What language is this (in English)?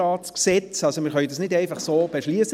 Swiss German